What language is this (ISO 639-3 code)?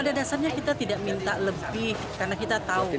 ind